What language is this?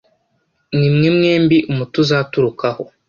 Kinyarwanda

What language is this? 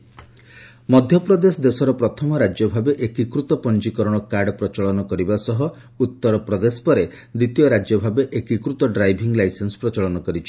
Odia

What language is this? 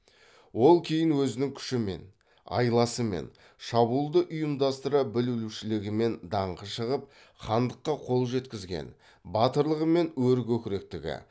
Kazakh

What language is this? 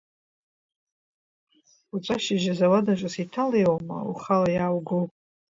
Abkhazian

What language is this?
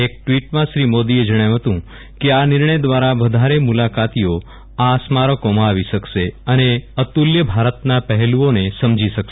Gujarati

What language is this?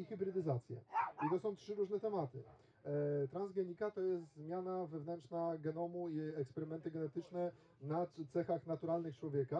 Polish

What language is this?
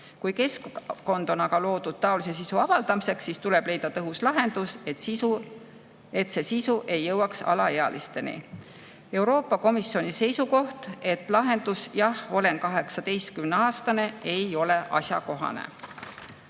Estonian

